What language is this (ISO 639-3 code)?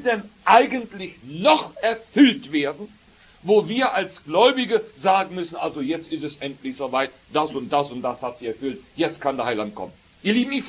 deu